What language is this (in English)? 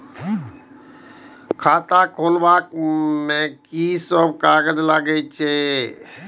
Maithili